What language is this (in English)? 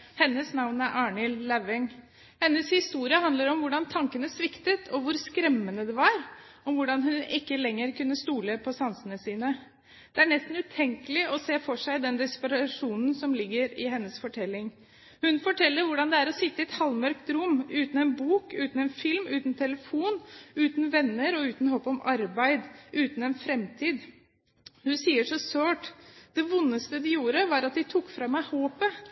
Norwegian Bokmål